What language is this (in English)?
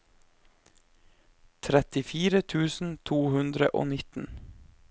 Norwegian